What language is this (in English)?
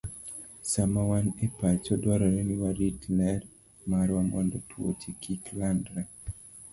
Luo (Kenya and Tanzania)